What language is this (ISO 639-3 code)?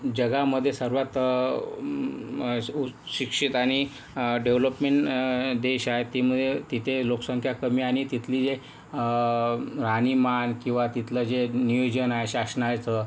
mar